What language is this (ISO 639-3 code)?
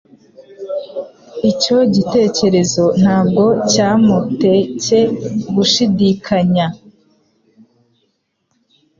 kin